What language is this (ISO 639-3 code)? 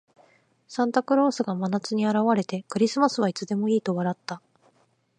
jpn